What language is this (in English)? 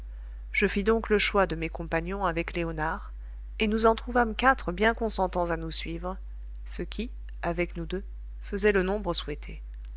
French